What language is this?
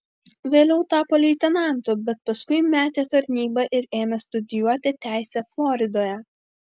Lithuanian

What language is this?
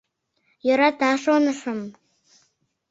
Mari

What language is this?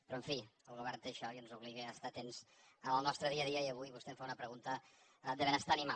Catalan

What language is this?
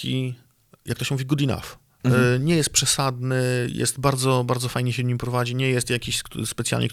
Polish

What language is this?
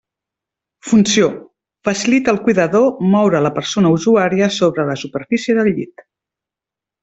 Catalan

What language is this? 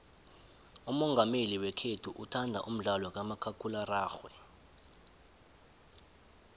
South Ndebele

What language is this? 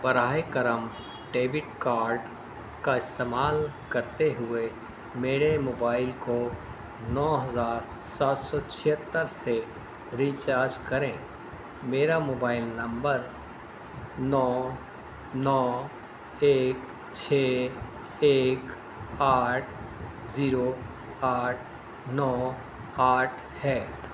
Urdu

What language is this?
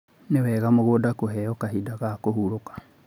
Kikuyu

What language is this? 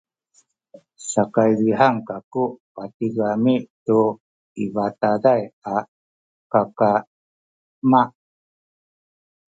Sakizaya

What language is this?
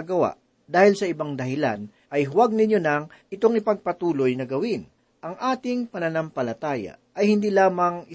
Filipino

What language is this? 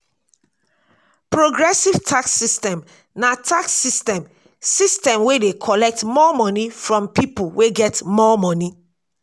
Nigerian Pidgin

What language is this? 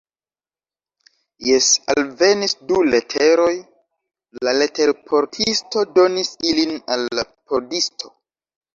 Esperanto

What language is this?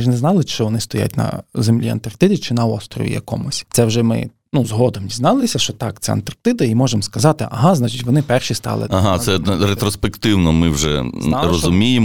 Ukrainian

